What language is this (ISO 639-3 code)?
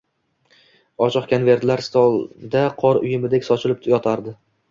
uzb